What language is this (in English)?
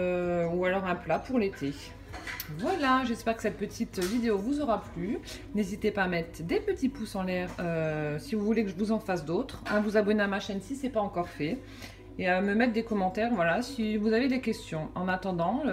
French